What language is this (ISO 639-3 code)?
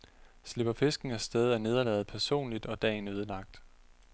dan